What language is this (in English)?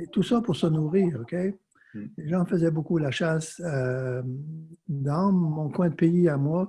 French